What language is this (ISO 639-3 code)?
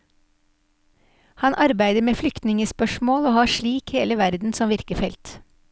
nor